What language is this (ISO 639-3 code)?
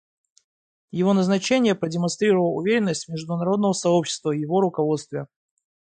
rus